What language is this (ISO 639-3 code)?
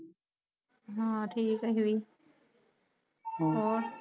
pan